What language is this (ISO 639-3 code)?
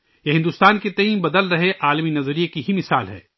urd